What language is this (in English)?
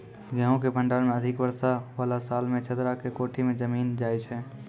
Maithili